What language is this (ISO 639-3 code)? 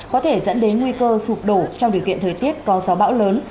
vie